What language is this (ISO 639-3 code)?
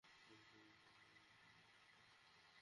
ben